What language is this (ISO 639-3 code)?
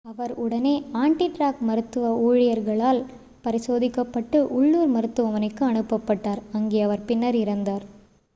tam